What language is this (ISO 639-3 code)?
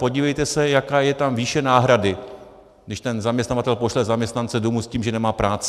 ces